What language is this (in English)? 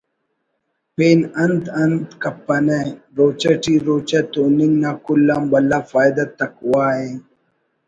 Brahui